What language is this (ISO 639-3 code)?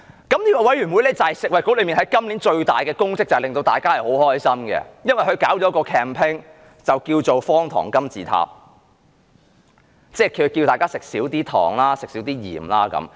yue